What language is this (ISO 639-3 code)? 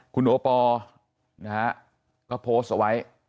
tha